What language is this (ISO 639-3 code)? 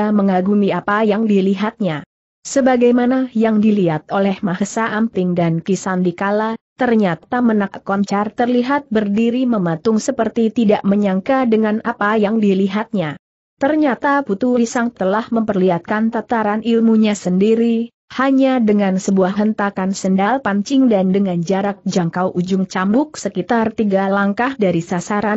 ind